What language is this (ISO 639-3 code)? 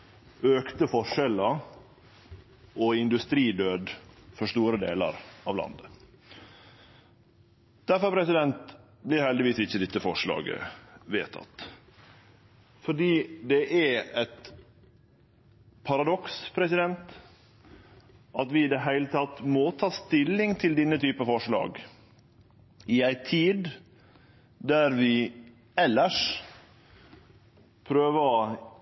nno